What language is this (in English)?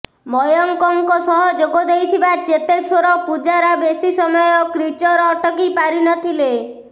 Odia